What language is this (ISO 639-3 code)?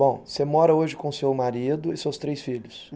por